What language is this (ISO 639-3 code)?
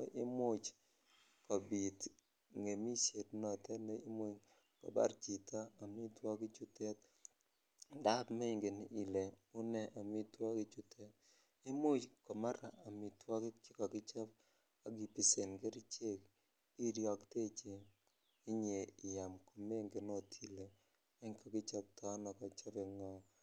kln